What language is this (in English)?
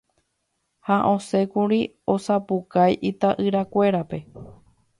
Guarani